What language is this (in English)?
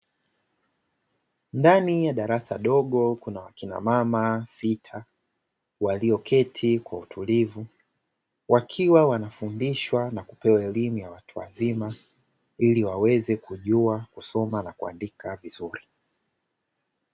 Swahili